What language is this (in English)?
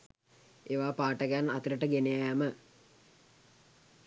Sinhala